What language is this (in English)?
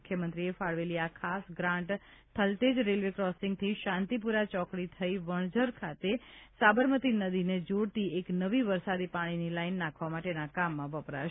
Gujarati